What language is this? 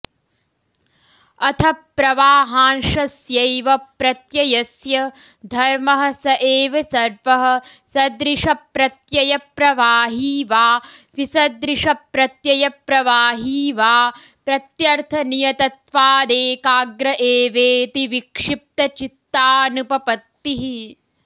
Sanskrit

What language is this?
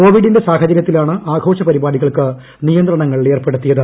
Malayalam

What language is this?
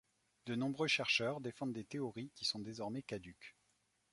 French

